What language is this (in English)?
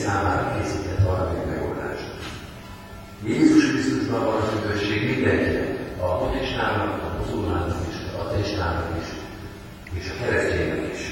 Hungarian